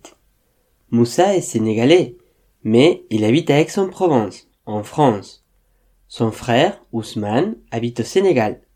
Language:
French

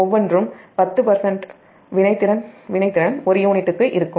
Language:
Tamil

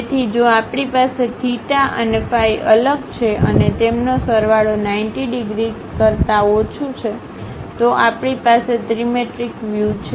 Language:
Gujarati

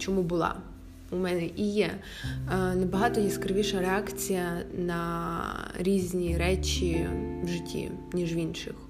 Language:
Ukrainian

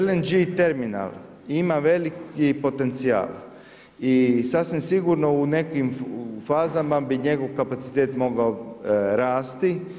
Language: Croatian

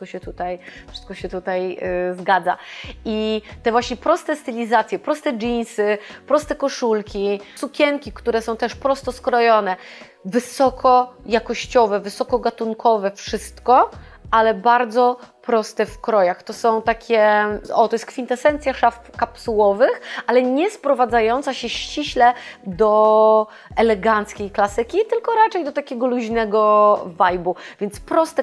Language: Polish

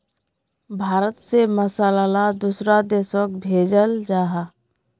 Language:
Magahi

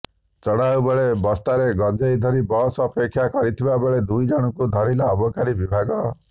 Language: Odia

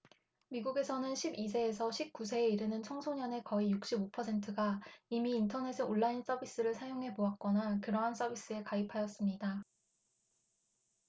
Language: Korean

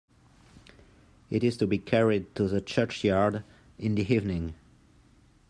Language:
English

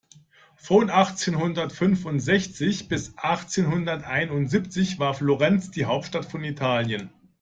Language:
German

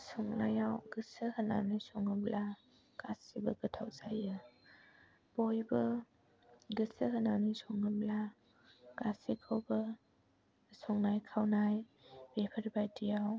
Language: Bodo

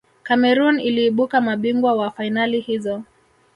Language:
Swahili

